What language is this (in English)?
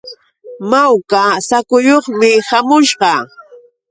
Yauyos Quechua